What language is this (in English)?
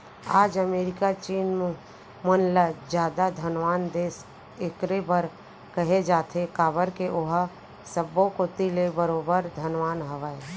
Chhattisgarhi